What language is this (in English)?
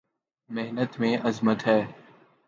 Urdu